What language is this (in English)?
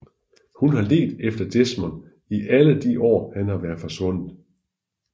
Danish